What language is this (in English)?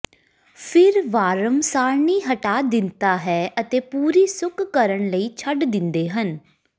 Punjabi